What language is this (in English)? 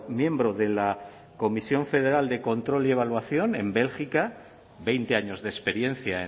Spanish